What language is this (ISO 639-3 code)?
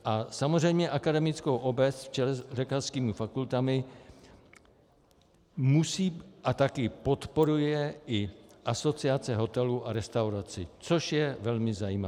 ces